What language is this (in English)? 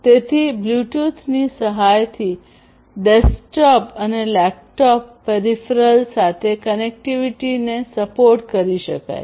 Gujarati